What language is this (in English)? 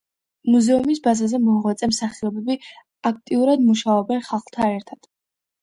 Georgian